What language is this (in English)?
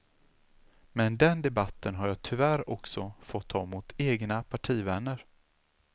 Swedish